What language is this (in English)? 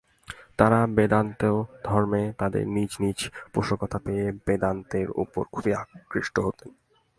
Bangla